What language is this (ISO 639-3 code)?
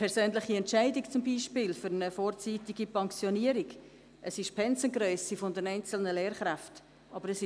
gsw